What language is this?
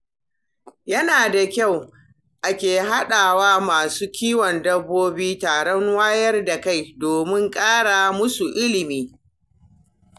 Hausa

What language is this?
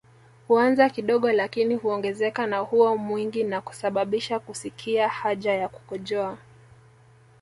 Swahili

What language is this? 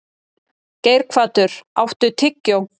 Icelandic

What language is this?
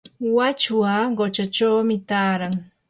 Yanahuanca Pasco Quechua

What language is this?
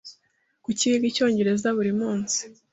Kinyarwanda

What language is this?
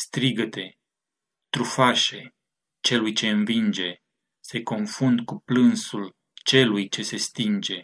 Romanian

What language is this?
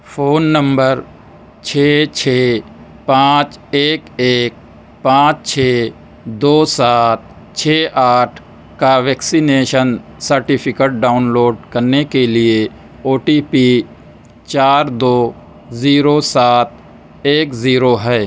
Urdu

